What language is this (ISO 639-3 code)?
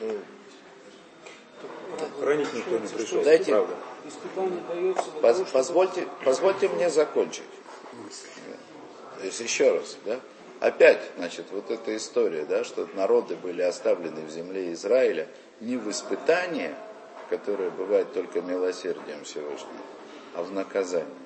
rus